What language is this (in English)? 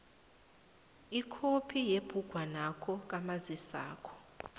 South Ndebele